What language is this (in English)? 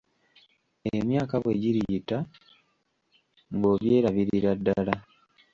Ganda